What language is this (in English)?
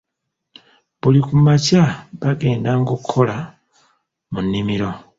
Ganda